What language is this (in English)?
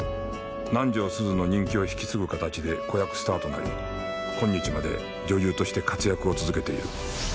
Japanese